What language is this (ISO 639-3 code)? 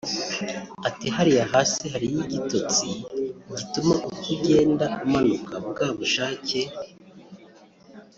kin